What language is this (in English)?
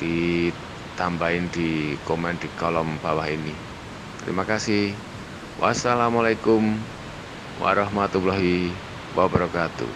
Indonesian